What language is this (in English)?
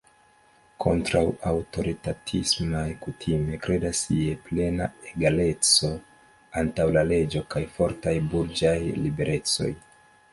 Esperanto